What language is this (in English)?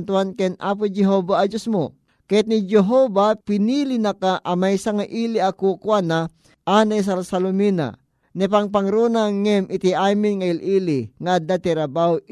Filipino